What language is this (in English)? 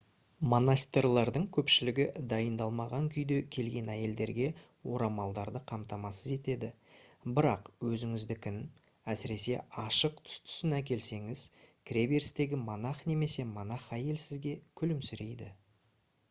Kazakh